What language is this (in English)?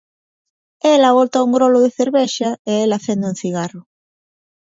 Galician